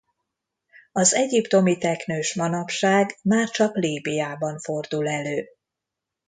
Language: Hungarian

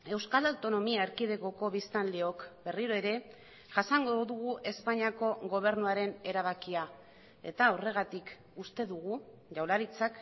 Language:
Basque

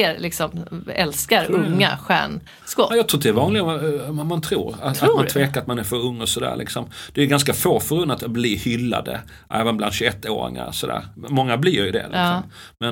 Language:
Swedish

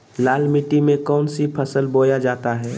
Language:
Magahi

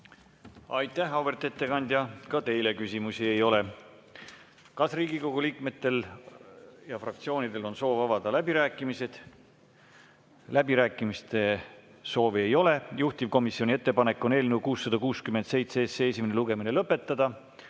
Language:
Estonian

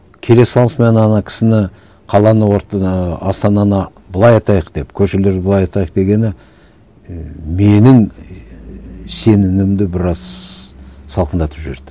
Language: Kazakh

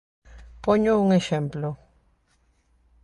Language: Galician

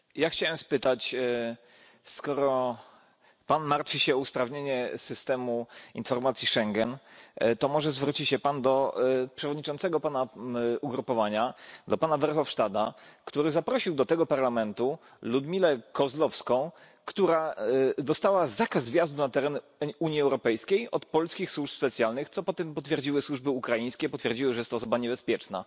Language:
Polish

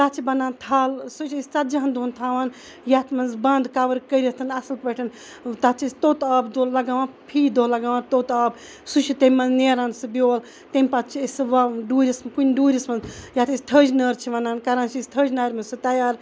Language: Kashmiri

